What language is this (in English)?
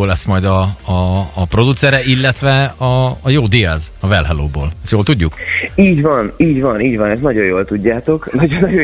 Hungarian